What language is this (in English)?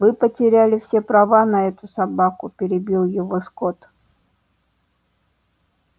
Russian